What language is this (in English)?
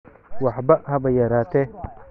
Somali